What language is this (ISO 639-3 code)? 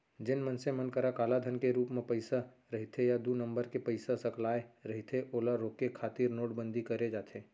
hne